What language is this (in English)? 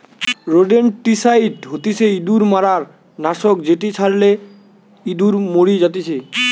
Bangla